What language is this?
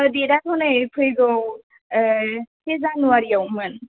Bodo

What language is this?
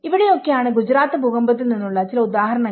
Malayalam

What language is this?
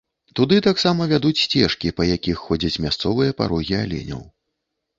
Belarusian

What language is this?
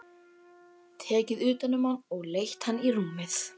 Icelandic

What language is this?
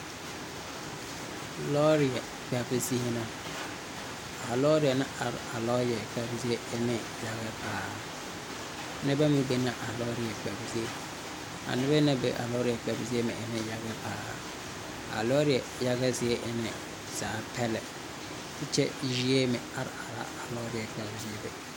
Southern Dagaare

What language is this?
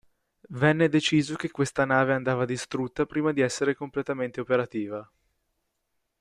Italian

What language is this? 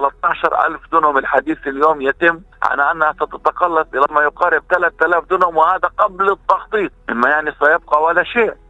Arabic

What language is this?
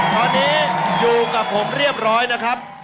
Thai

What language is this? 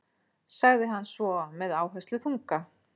Icelandic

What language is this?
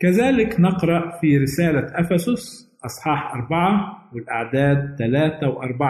Arabic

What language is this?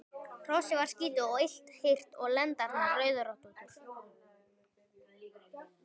Icelandic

